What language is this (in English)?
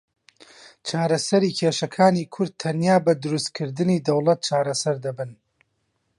Central Kurdish